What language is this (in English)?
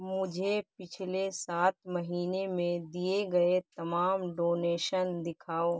Urdu